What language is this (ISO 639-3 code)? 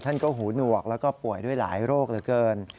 tha